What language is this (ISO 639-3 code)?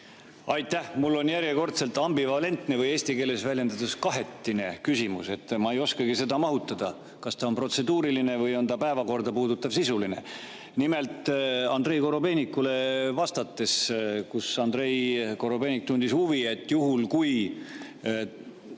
est